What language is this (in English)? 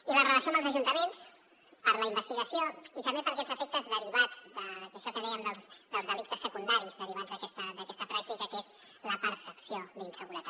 Catalan